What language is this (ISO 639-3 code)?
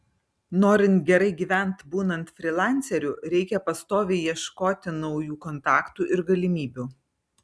lit